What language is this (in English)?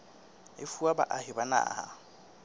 Southern Sotho